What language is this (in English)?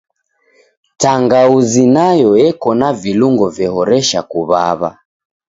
Taita